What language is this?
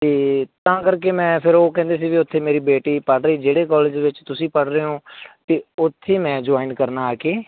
Punjabi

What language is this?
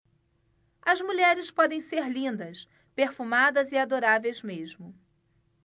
Portuguese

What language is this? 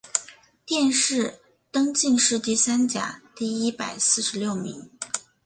Chinese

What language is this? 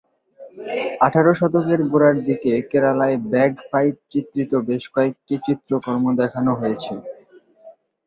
Bangla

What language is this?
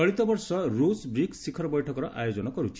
Odia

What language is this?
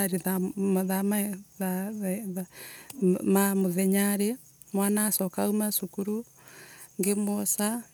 Embu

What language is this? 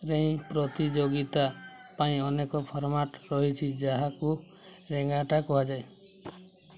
Odia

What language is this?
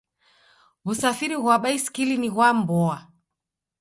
Taita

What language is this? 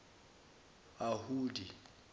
Zulu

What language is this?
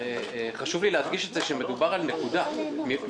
Hebrew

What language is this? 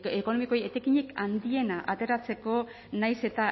Basque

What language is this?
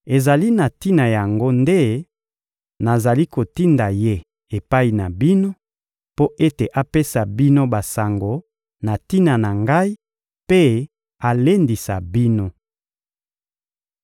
Lingala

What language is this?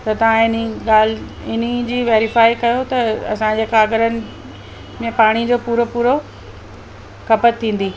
Sindhi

